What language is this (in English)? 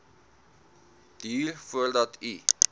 Afrikaans